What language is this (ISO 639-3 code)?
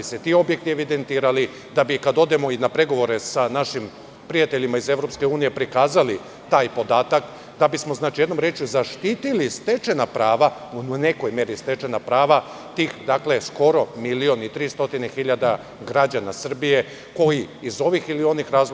srp